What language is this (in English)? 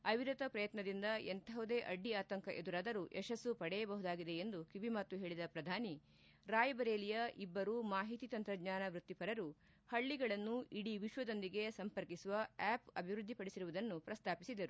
Kannada